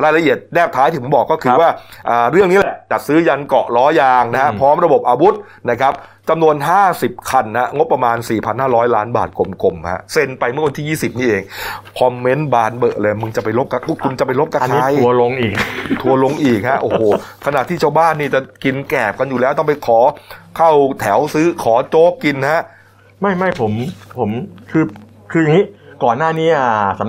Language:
Thai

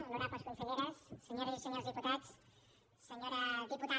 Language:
Catalan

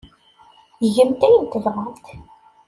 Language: Kabyle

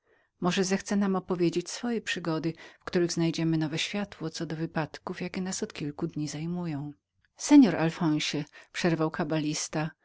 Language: Polish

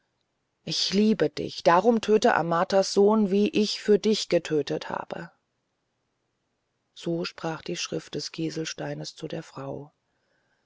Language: German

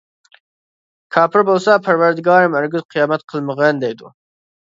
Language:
Uyghur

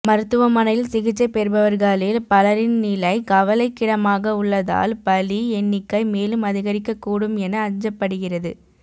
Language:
Tamil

